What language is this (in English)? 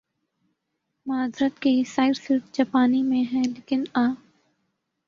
Urdu